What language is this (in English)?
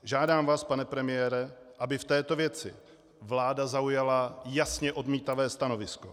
Czech